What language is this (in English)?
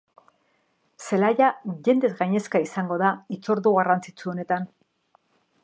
Basque